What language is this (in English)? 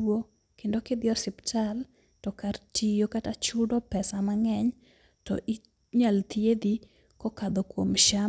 Luo (Kenya and Tanzania)